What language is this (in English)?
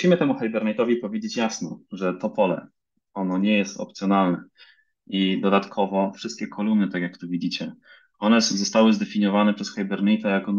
Polish